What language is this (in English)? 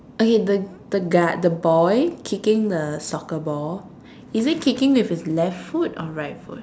English